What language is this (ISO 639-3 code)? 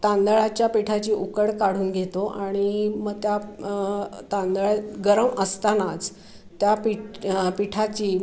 mar